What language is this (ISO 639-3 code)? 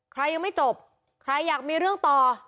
tha